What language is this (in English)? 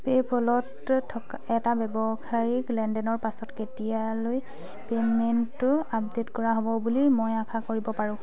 Assamese